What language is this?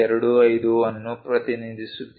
Kannada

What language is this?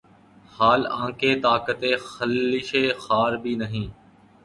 Urdu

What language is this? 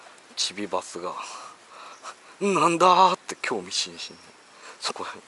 Japanese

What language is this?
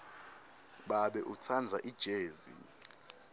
Swati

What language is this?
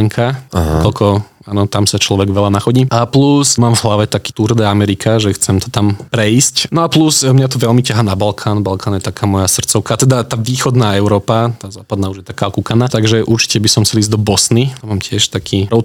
Slovak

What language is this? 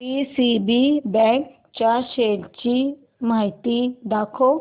Marathi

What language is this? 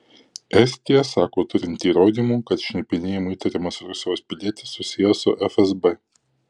Lithuanian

